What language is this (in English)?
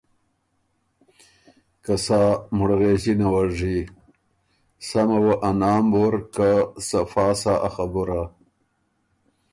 Ormuri